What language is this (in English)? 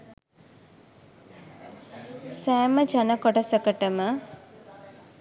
Sinhala